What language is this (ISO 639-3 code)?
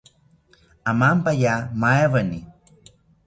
cpy